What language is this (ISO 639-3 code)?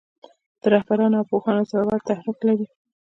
pus